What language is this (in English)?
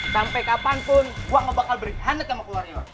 Indonesian